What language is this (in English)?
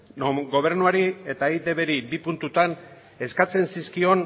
Basque